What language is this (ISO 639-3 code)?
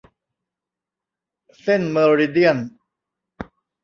tha